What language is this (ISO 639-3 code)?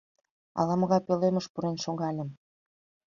chm